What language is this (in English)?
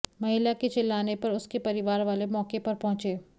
Hindi